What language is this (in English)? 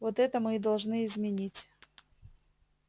Russian